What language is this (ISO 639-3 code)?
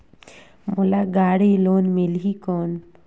hne